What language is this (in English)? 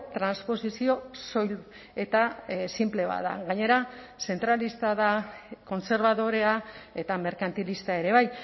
Basque